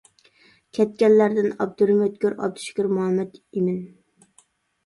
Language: Uyghur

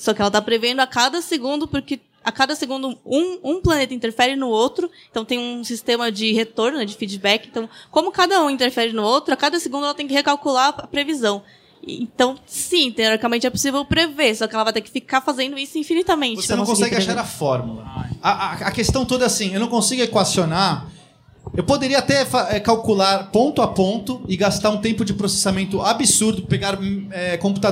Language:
Portuguese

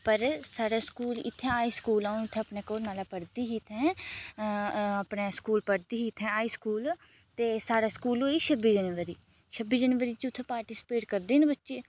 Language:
Dogri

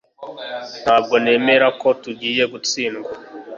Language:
Kinyarwanda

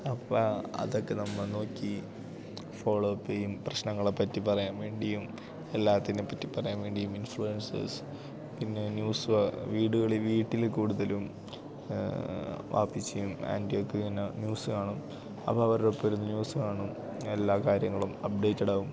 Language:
Malayalam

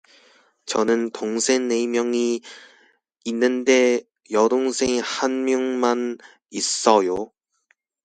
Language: Korean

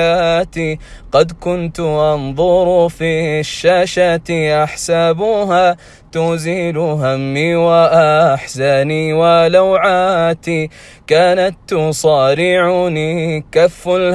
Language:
Arabic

